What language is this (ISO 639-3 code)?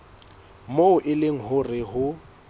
sot